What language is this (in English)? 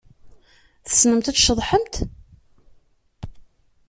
Kabyle